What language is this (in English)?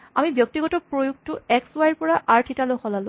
Assamese